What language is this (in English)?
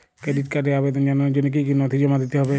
Bangla